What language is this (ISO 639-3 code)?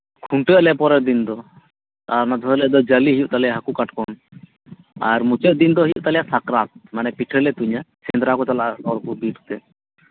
sat